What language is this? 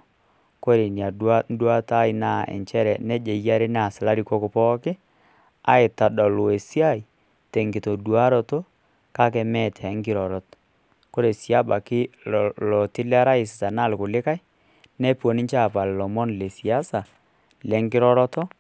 Masai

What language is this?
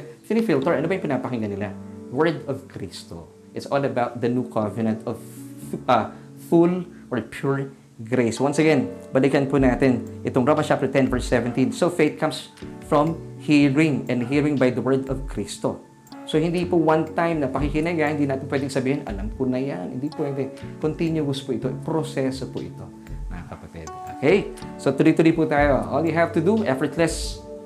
Filipino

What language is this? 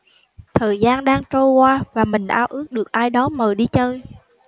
Vietnamese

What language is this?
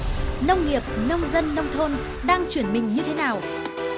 Vietnamese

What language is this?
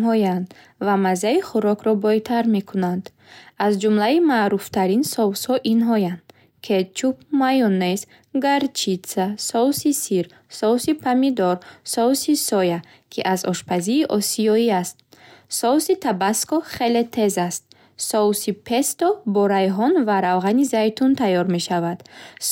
Bukharic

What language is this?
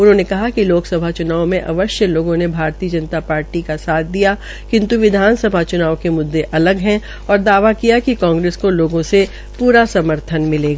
Hindi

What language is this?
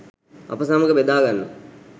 Sinhala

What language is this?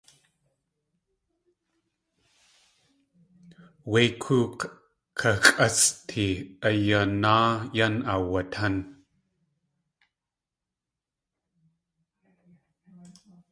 Tlingit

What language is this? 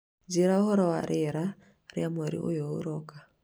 Kikuyu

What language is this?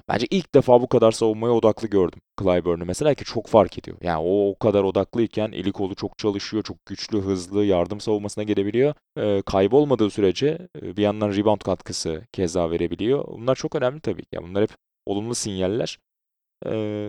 Turkish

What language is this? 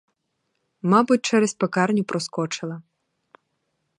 Ukrainian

